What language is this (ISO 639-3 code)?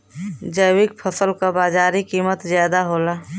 bho